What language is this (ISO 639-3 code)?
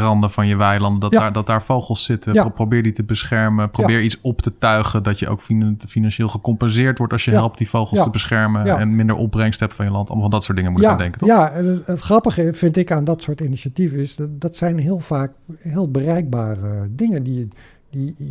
nld